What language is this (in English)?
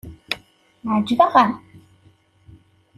Kabyle